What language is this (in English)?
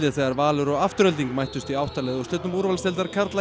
Icelandic